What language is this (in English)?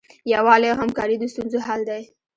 Pashto